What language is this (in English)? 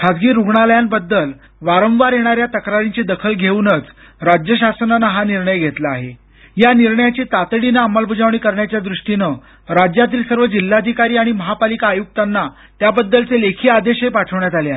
Marathi